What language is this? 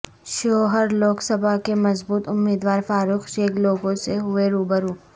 Urdu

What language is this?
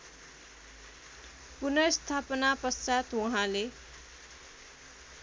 Nepali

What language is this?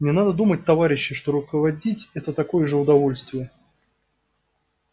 Russian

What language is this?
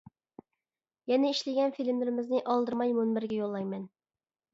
Uyghur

